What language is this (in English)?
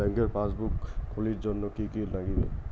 Bangla